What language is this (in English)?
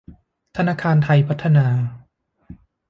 Thai